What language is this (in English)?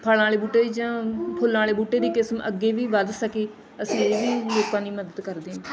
Punjabi